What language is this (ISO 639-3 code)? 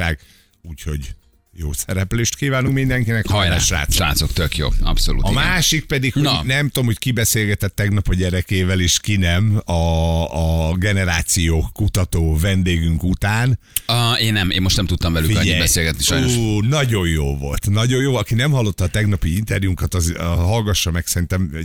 hun